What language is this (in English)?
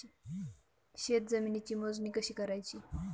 Marathi